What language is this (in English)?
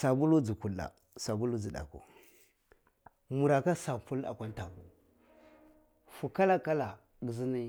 Cibak